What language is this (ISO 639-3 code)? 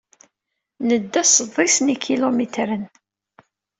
kab